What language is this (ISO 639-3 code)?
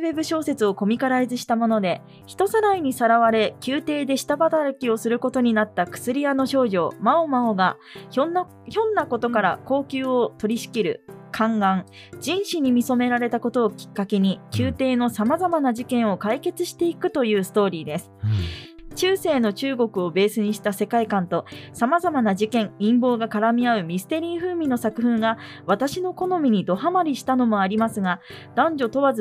jpn